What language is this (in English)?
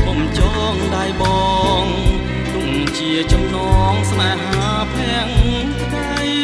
Thai